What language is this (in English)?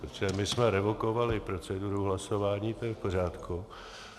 Czech